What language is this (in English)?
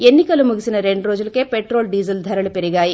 Telugu